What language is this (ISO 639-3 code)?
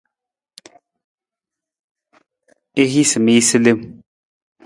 nmz